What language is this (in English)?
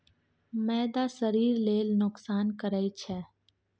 Maithili